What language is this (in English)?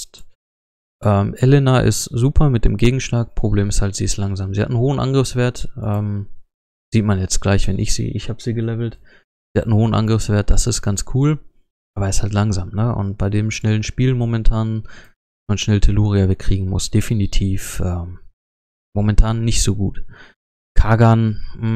German